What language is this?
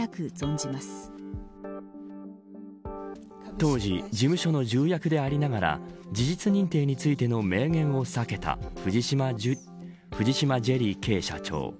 Japanese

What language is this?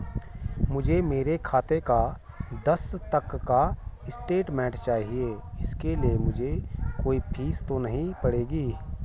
Hindi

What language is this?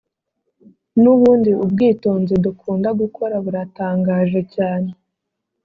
Kinyarwanda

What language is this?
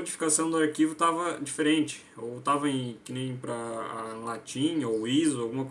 Portuguese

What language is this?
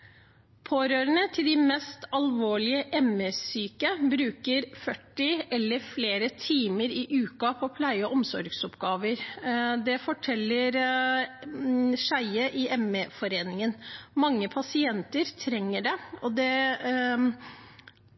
Norwegian Bokmål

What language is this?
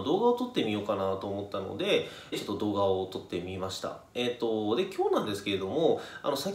Japanese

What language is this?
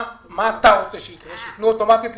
Hebrew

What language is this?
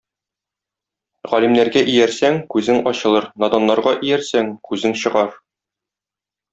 Tatar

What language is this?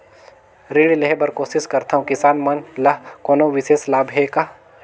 Chhattisgarhi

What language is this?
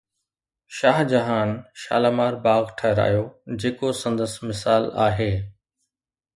Sindhi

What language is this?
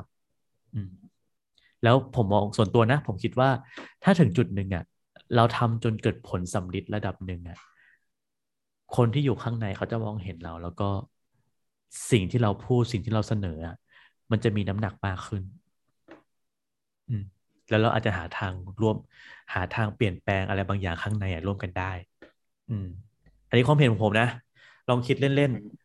Thai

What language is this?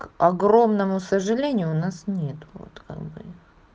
Russian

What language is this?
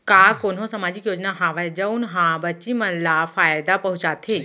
Chhattisgarhi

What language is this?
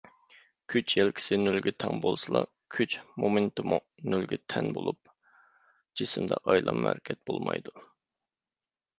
Uyghur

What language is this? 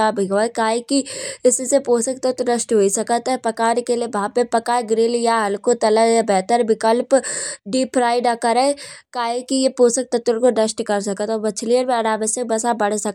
Kanauji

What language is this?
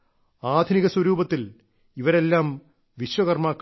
Malayalam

